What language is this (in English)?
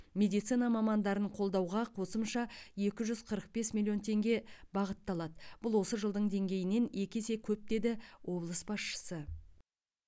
Kazakh